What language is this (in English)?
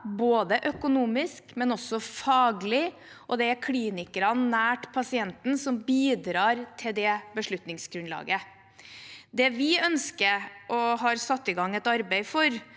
Norwegian